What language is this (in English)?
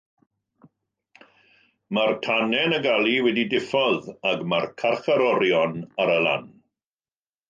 Welsh